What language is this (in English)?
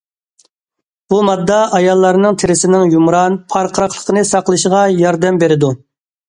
Uyghur